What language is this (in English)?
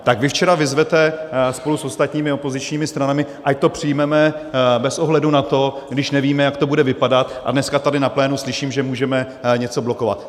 Czech